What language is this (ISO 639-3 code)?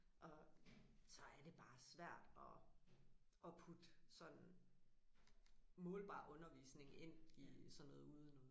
dan